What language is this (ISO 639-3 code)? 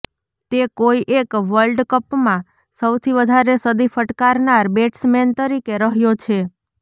guj